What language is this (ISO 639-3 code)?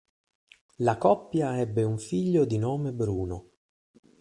ita